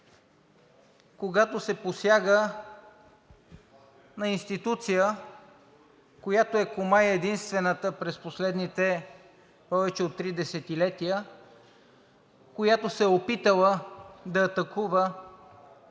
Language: Bulgarian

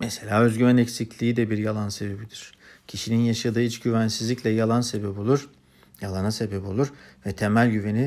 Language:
Turkish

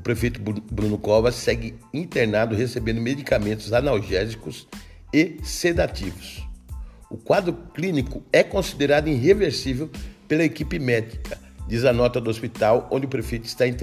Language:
Portuguese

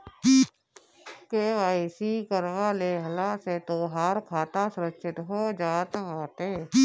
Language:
Bhojpuri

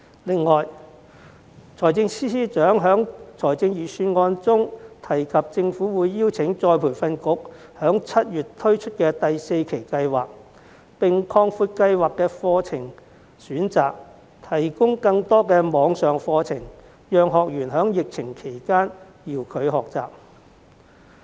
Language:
Cantonese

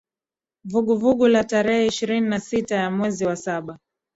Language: Swahili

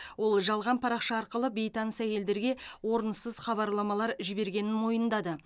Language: Kazakh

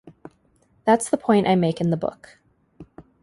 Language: English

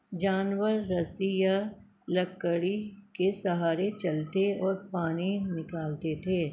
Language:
Urdu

